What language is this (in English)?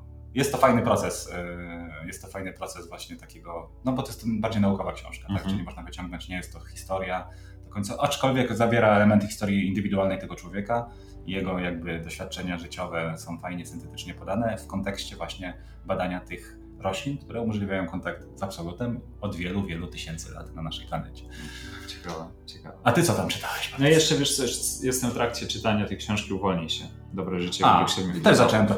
Polish